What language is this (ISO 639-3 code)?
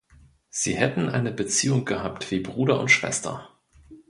deu